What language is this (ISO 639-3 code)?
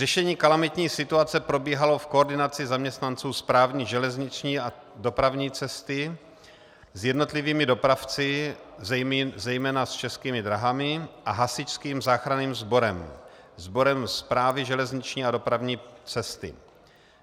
ces